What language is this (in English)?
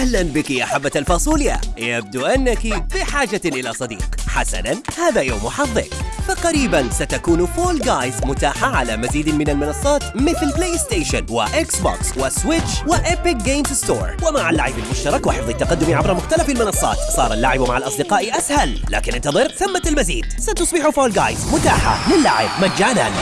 Arabic